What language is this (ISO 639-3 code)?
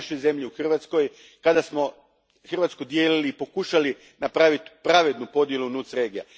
hrv